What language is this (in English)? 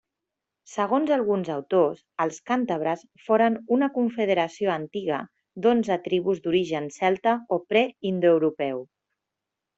Catalan